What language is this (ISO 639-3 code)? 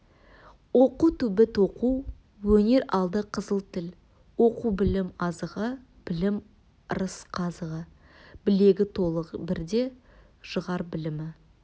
kaz